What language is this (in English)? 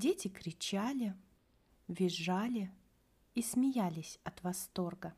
Russian